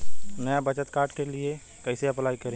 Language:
Bhojpuri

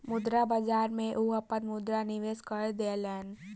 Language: Maithili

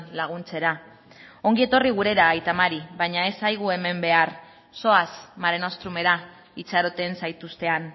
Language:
Basque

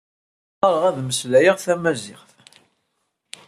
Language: Kabyle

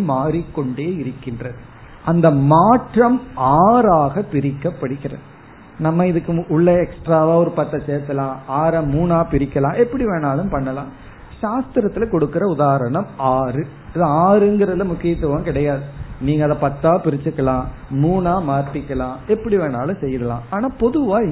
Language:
Tamil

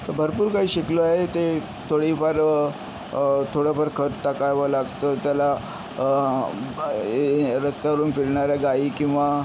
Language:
Marathi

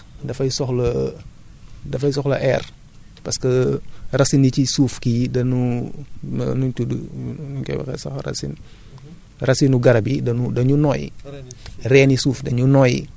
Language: Wolof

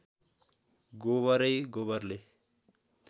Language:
Nepali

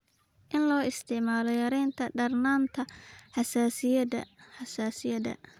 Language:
Somali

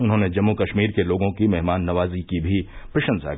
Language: Hindi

